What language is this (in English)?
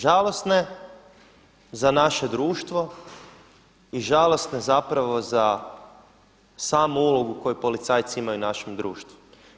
Croatian